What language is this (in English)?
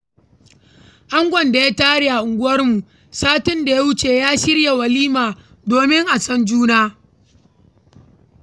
Hausa